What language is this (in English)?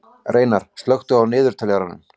Icelandic